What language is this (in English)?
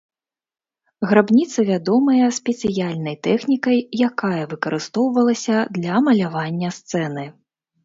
Belarusian